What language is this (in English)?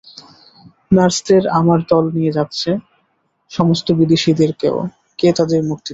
Bangla